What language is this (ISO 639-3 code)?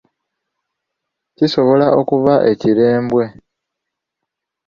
lug